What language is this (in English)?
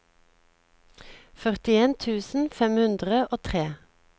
Norwegian